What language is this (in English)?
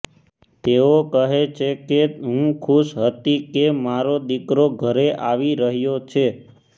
Gujarati